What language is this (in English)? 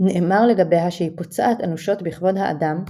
Hebrew